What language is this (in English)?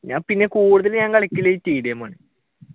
Malayalam